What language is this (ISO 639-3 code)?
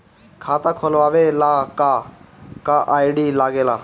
bho